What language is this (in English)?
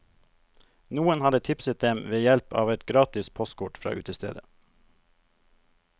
Norwegian